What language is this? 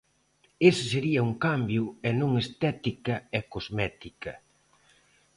Galician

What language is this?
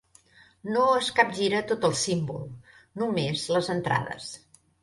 Catalan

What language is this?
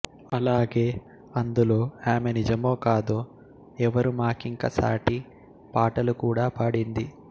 Telugu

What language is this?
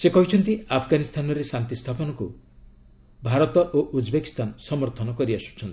Odia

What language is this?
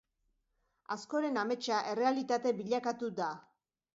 Basque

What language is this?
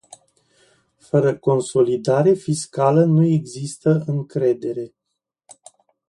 Romanian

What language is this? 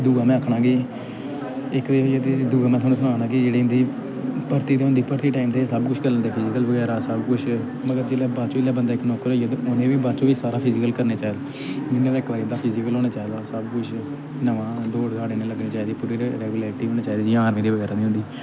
Dogri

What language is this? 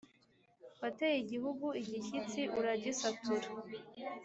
Kinyarwanda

